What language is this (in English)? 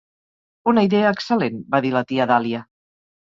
Catalan